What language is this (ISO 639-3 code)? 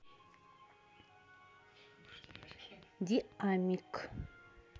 rus